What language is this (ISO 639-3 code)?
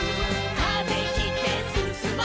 jpn